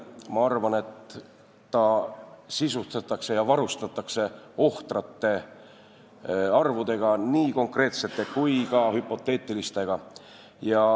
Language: Estonian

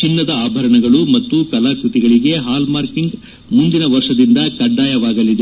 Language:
Kannada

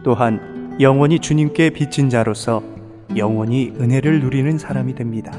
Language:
Korean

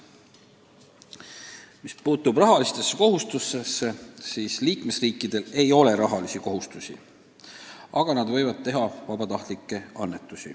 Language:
Estonian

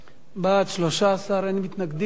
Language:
Hebrew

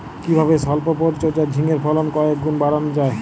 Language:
Bangla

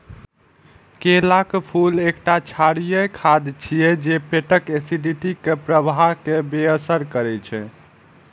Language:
Maithili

